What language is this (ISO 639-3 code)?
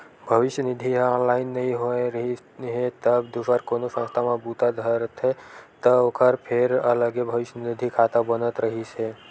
hne